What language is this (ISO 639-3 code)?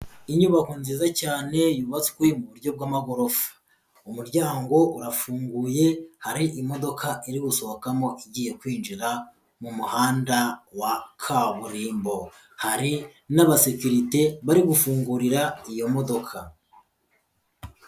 kin